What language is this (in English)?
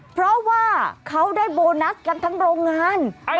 Thai